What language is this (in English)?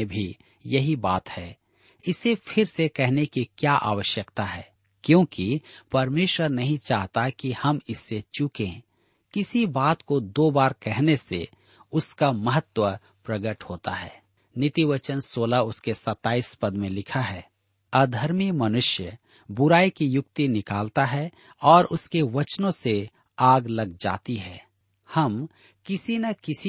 Hindi